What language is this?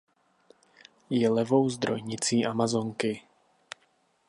Czech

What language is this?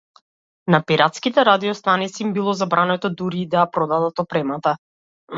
Macedonian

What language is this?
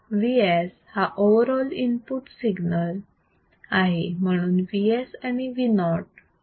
Marathi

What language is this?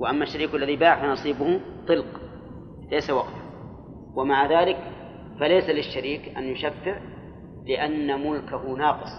Arabic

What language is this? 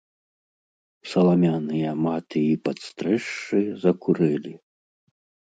Belarusian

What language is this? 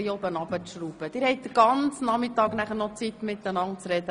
Swiss German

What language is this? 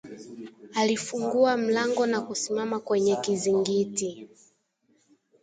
Swahili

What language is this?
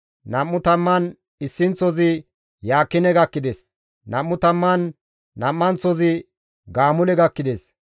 Gamo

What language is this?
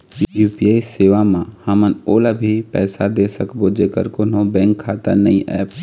Chhattisgarhi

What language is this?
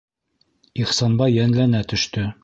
Bashkir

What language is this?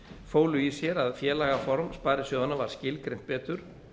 Icelandic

